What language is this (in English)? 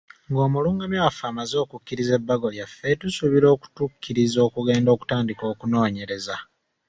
Ganda